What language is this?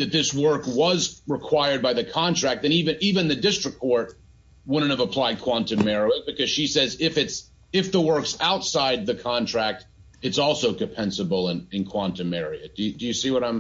English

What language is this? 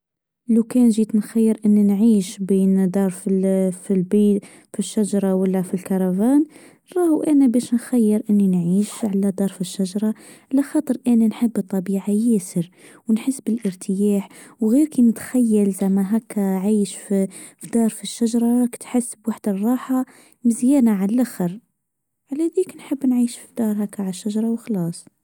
Tunisian Arabic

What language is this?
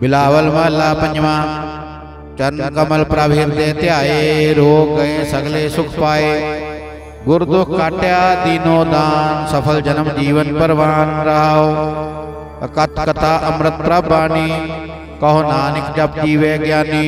Indonesian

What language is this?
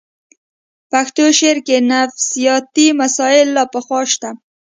Pashto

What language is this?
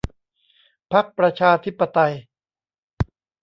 Thai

